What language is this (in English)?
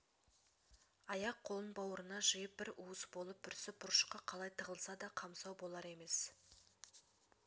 Kazakh